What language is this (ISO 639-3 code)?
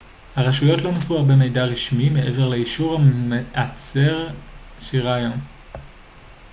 heb